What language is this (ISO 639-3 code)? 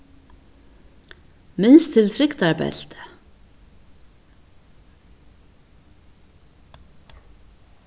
fao